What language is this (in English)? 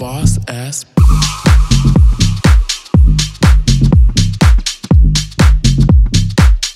English